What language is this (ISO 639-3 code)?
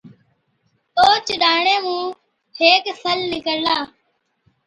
odk